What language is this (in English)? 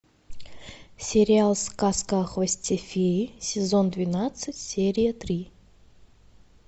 Russian